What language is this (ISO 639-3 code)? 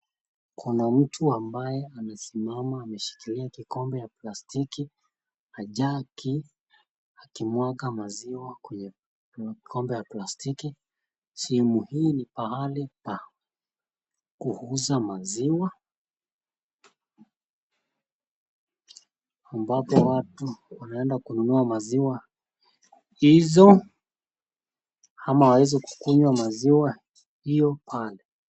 swa